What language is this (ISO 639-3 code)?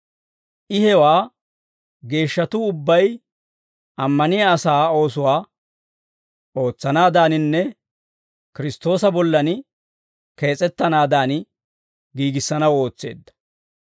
dwr